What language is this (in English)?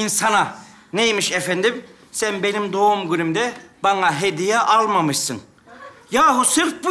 Turkish